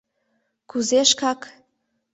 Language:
Mari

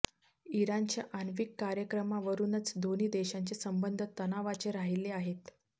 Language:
Marathi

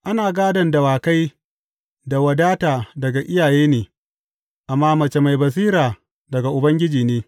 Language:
Hausa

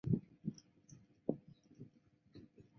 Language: Chinese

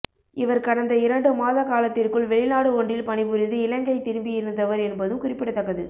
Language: Tamil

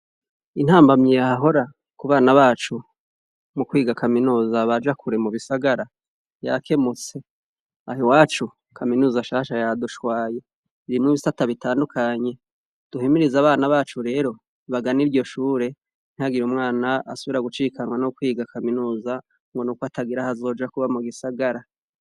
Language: Rundi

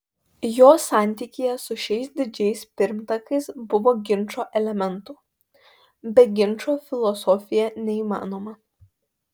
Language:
Lithuanian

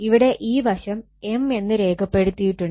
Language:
Malayalam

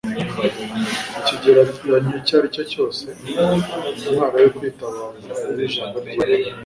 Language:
Kinyarwanda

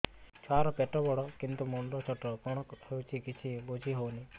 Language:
Odia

